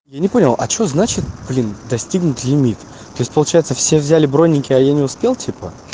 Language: Russian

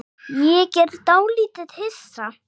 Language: Icelandic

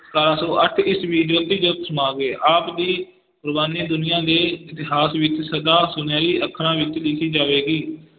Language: Punjabi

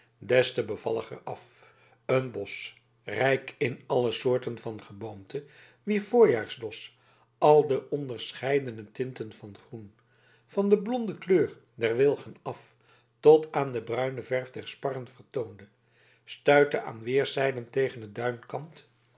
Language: Dutch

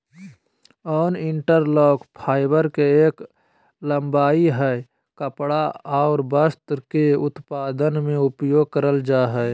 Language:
Magahi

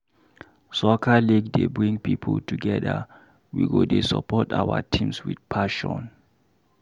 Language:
Nigerian Pidgin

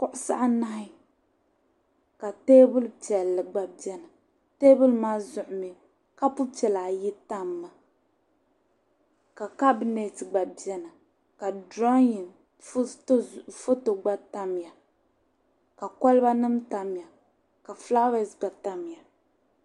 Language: Dagbani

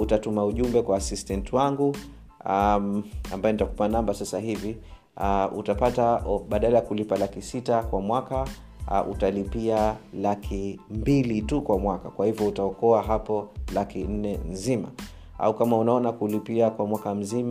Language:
Swahili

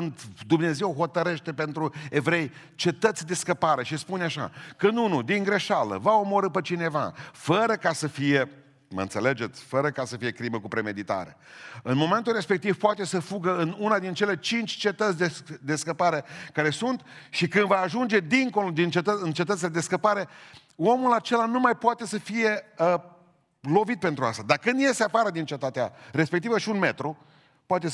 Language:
Romanian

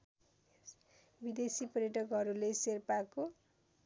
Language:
Nepali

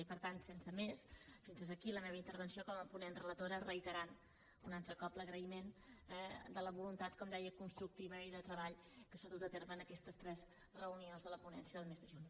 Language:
Catalan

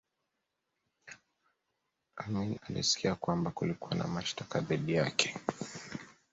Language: Swahili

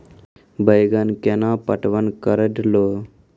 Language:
Maithili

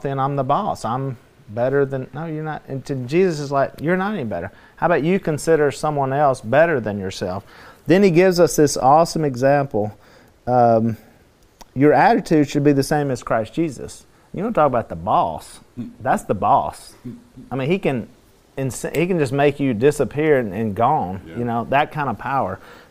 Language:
English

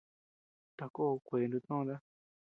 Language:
Tepeuxila Cuicatec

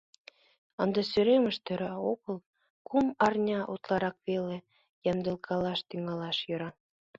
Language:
Mari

